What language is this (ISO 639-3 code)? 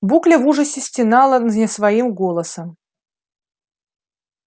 rus